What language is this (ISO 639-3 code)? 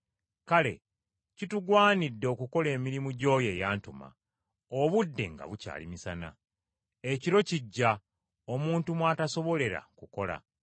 lug